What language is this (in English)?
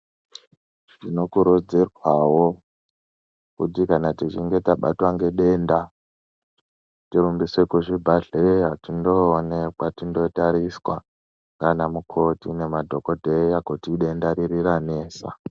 Ndau